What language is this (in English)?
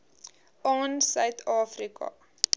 Afrikaans